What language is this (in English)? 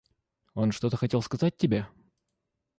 Russian